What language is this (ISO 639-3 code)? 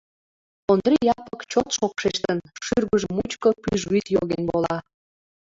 chm